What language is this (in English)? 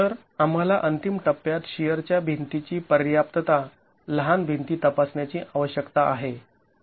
Marathi